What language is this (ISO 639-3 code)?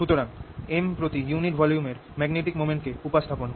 ben